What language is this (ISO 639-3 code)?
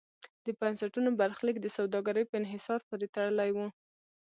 pus